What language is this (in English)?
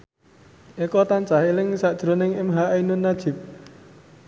Javanese